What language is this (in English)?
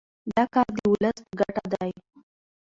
Pashto